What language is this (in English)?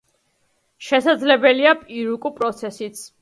Georgian